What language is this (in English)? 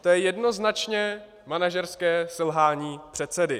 Czech